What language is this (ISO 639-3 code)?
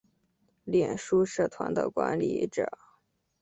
zho